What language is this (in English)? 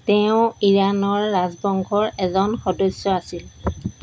Assamese